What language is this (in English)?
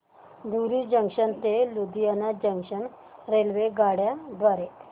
Marathi